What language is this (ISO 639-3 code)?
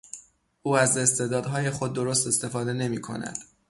fas